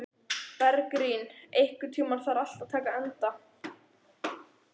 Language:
Icelandic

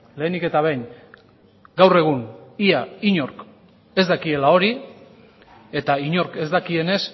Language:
Basque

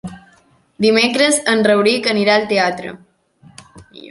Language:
Catalan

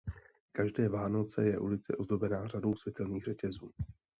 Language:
Czech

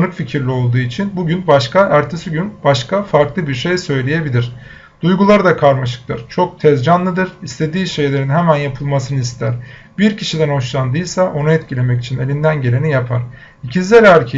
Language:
Turkish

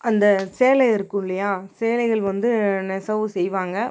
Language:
Tamil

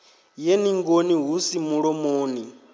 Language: Venda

